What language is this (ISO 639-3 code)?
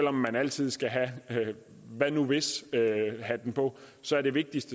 dan